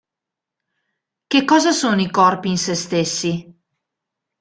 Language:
Italian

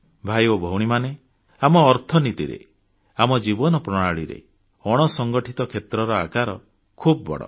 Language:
Odia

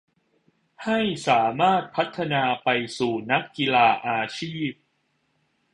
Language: Thai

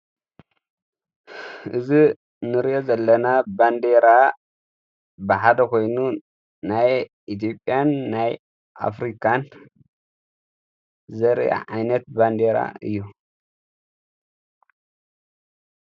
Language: Tigrinya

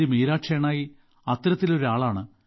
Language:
Malayalam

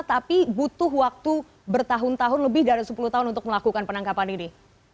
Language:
Indonesian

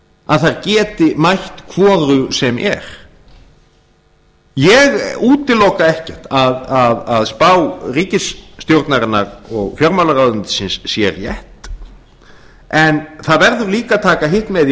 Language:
Icelandic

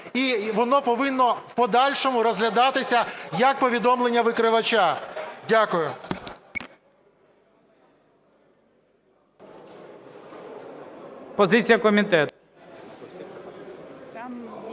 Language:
Ukrainian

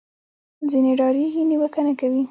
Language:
Pashto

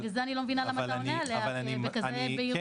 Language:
Hebrew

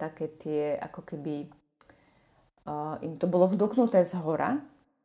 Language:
Slovak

